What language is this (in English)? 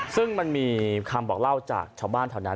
Thai